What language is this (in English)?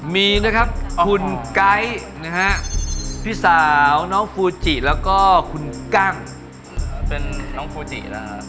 Thai